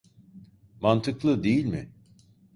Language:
Turkish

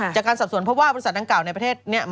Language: Thai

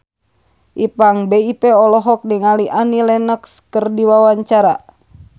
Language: Sundanese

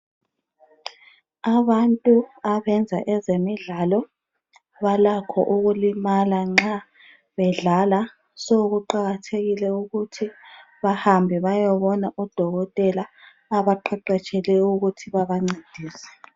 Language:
North Ndebele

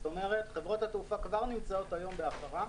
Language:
Hebrew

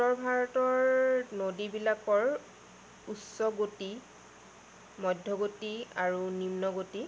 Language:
Assamese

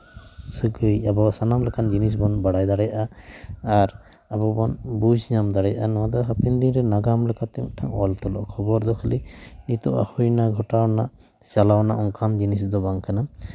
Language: Santali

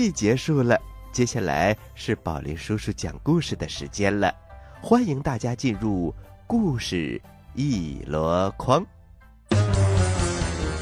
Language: Chinese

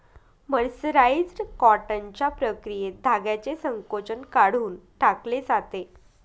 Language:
Marathi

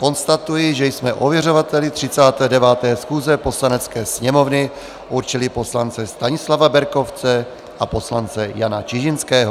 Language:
Czech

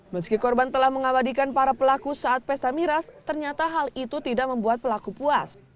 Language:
Indonesian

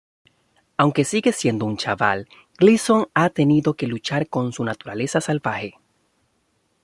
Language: Spanish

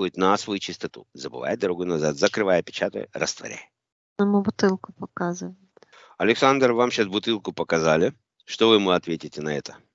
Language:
Russian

